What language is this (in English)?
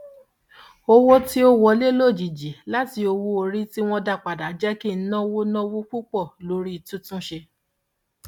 Yoruba